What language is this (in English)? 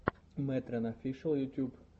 Russian